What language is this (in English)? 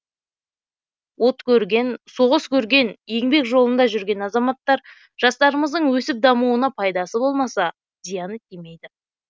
Kazakh